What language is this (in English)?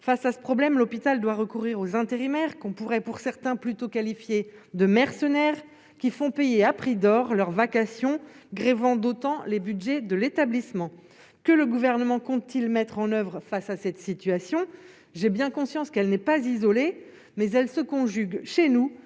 French